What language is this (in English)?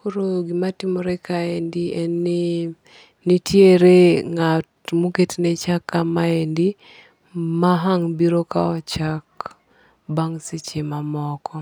Luo (Kenya and Tanzania)